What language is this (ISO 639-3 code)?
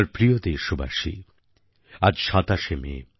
ben